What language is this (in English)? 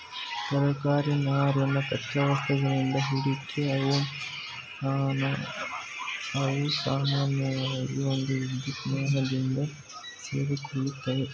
Kannada